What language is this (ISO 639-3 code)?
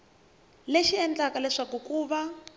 tso